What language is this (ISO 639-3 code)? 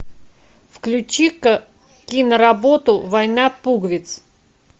rus